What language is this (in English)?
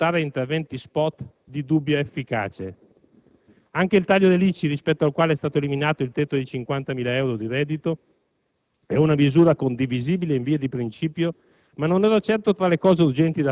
Italian